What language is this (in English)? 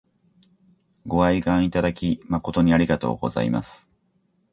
Japanese